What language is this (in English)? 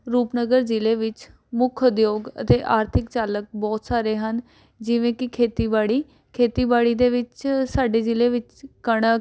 Punjabi